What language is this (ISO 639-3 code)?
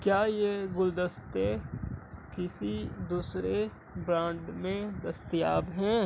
urd